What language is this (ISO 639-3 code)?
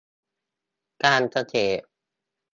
tha